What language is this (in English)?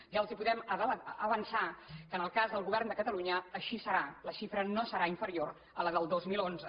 Catalan